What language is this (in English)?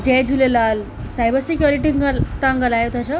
Sindhi